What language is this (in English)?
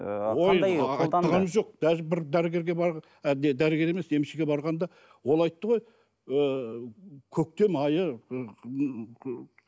Kazakh